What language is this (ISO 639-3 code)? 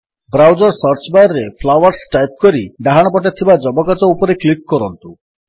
ori